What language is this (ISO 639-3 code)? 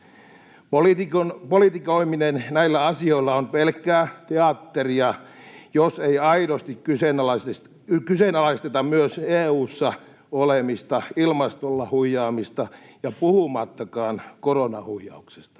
fin